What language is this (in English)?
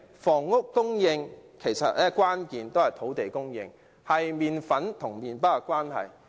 Cantonese